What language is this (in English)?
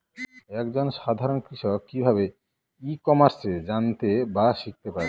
Bangla